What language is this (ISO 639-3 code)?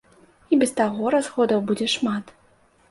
bel